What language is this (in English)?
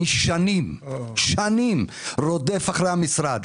Hebrew